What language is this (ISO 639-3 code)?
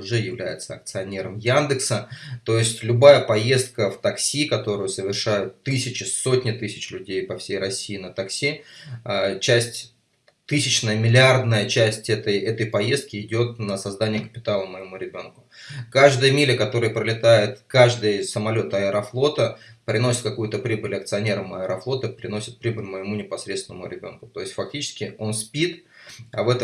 rus